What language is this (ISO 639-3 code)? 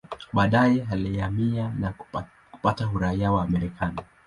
swa